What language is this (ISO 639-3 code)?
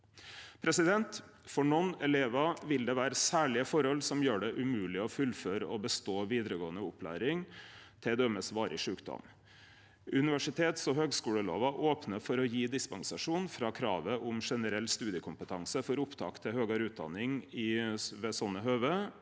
nor